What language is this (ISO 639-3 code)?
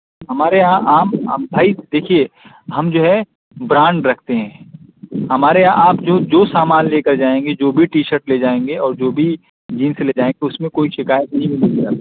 urd